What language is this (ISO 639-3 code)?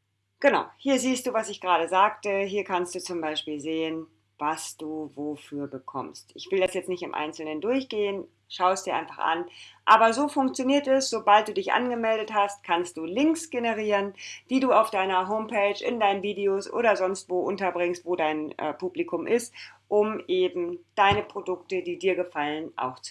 deu